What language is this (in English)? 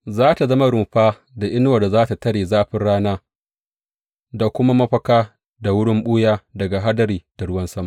Hausa